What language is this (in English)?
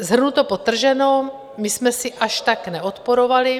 Czech